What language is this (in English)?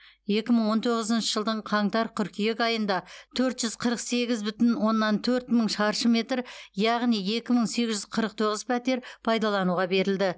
Kazakh